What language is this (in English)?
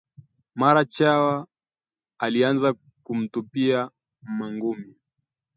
Swahili